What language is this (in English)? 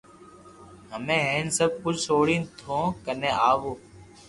Loarki